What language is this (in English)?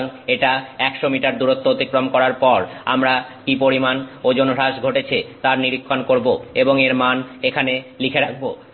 Bangla